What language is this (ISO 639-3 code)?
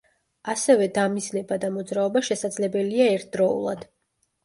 kat